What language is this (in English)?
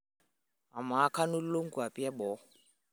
Masai